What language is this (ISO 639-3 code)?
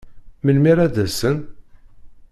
kab